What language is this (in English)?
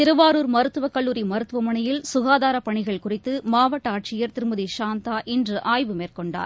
Tamil